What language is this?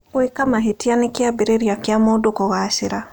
Kikuyu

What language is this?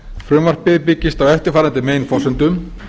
Icelandic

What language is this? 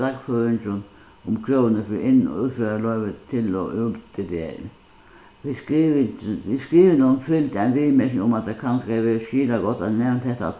Faroese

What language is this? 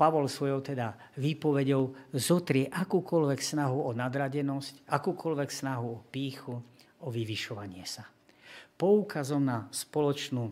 Slovak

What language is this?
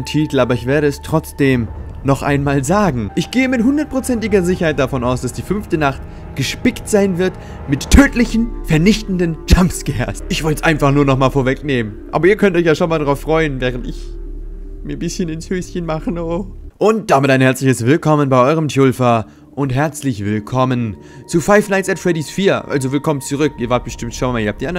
German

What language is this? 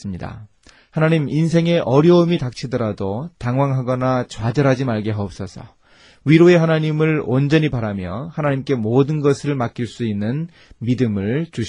Korean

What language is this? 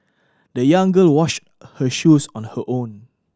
English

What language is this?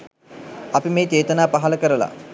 Sinhala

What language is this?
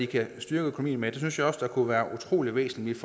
Danish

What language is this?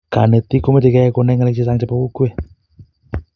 Kalenjin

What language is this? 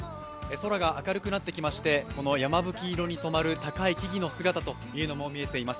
Japanese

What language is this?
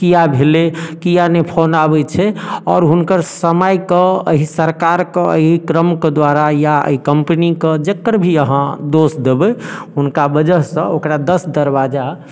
Maithili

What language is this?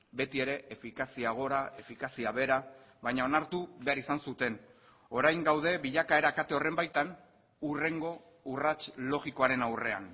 Basque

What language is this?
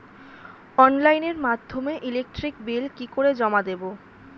Bangla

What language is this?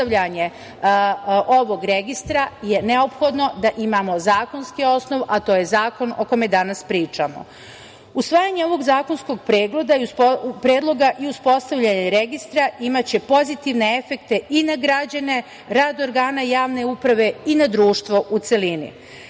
Serbian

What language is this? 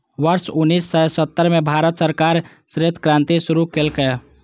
Maithili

